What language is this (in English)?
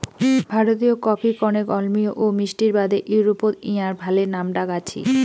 Bangla